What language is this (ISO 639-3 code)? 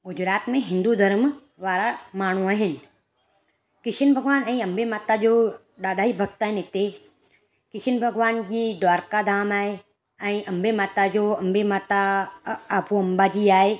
snd